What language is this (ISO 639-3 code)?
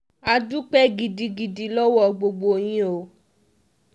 yor